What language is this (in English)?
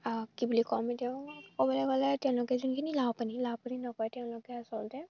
Assamese